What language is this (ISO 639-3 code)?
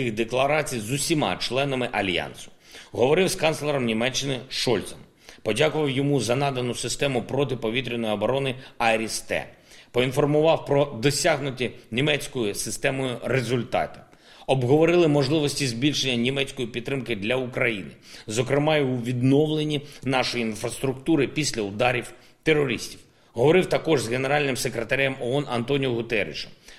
ukr